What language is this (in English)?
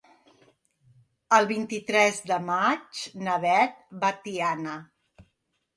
Catalan